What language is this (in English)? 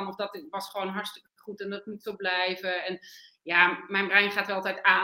Dutch